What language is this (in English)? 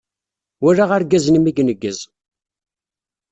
Kabyle